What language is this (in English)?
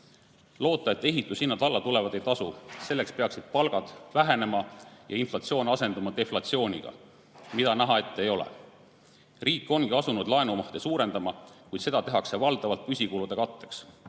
Estonian